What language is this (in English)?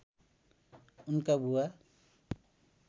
Nepali